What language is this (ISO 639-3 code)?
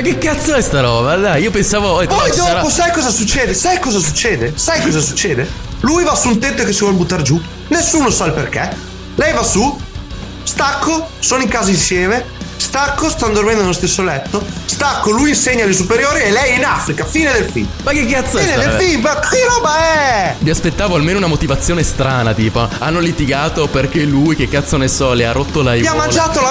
ita